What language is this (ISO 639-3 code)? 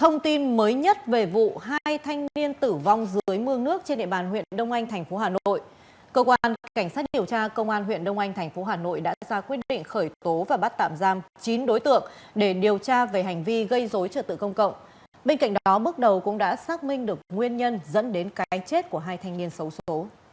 vie